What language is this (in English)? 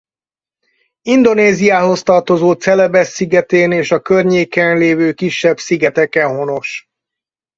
Hungarian